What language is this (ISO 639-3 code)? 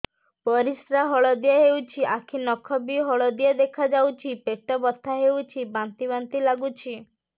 ori